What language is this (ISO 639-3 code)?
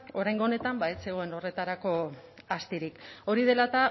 eus